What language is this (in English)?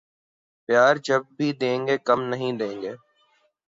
Urdu